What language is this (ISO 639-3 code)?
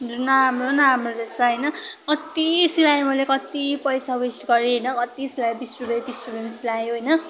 nep